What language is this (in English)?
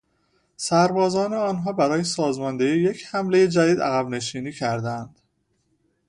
Persian